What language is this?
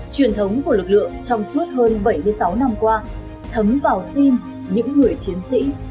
Vietnamese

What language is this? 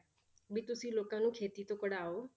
Punjabi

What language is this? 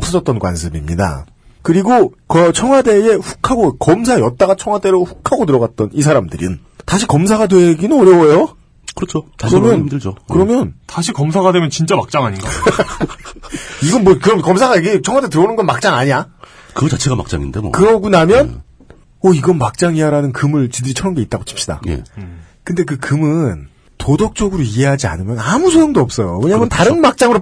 Korean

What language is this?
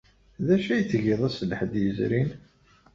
Kabyle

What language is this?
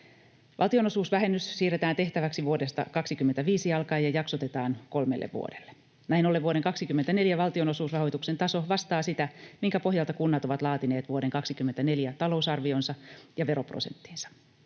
Finnish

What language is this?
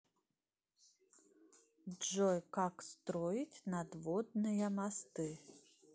Russian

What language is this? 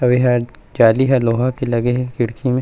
Chhattisgarhi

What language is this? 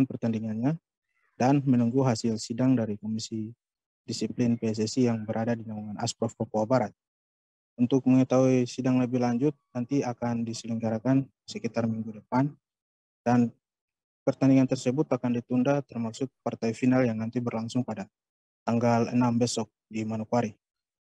Indonesian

